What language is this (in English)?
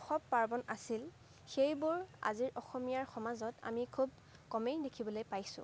Assamese